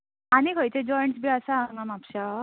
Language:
Konkani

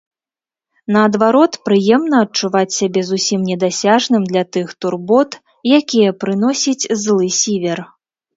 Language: Belarusian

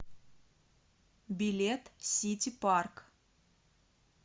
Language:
Russian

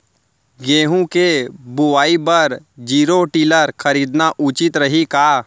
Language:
Chhattisgarhi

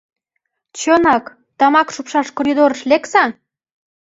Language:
Mari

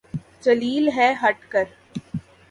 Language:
Urdu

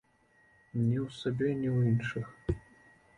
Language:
Belarusian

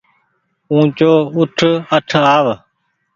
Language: Goaria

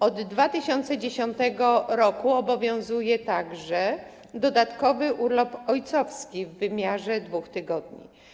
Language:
Polish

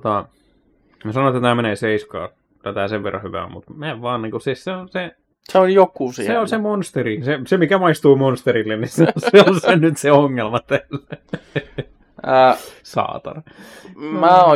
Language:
Finnish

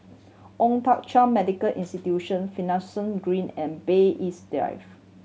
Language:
English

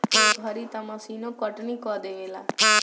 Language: Bhojpuri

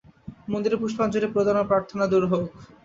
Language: Bangla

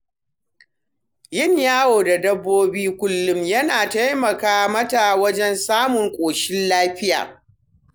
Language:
Hausa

